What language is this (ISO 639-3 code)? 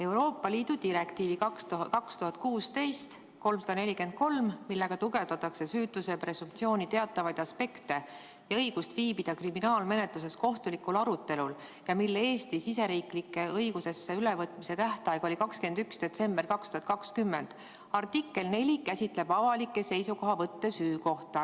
est